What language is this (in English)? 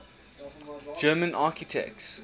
English